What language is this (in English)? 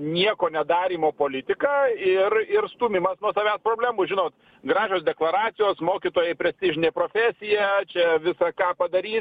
Lithuanian